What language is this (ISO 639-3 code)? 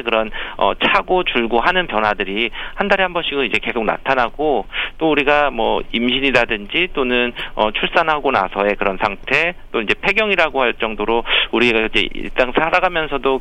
kor